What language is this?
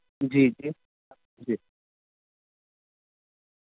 Urdu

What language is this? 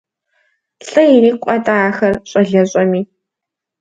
Kabardian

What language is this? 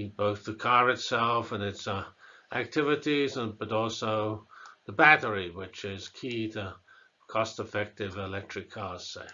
English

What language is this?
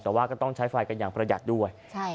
Thai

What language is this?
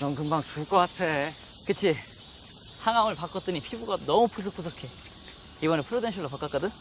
Korean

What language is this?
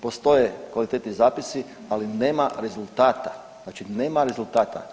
Croatian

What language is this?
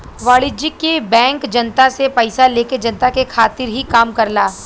Bhojpuri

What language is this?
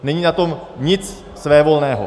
Czech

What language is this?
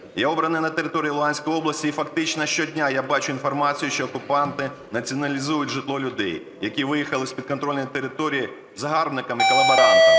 Ukrainian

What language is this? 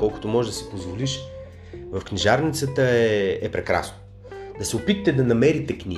Bulgarian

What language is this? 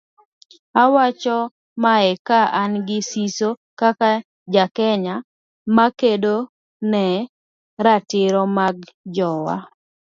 Luo (Kenya and Tanzania)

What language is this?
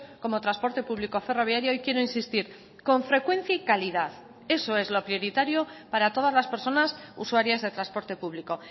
Spanish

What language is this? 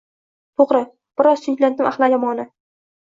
Uzbek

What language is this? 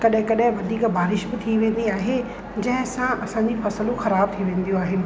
Sindhi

